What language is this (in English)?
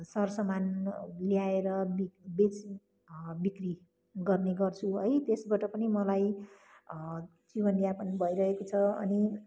Nepali